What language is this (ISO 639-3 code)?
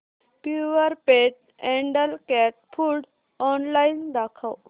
mar